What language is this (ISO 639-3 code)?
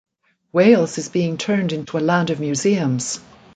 eng